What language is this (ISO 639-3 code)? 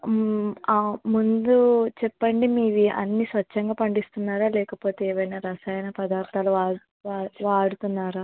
tel